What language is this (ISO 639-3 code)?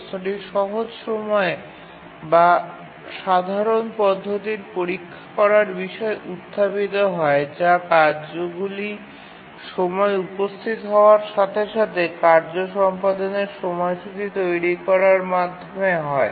ben